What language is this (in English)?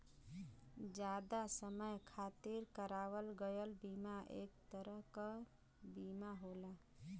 Bhojpuri